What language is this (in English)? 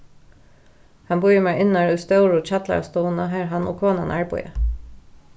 Faroese